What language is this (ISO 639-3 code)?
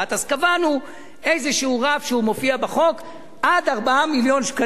heb